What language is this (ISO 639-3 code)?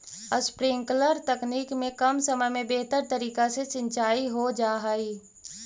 mag